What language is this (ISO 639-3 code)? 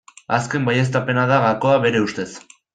eus